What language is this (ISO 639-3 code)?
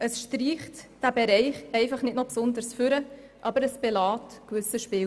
gsw